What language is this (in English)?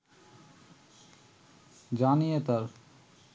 Bangla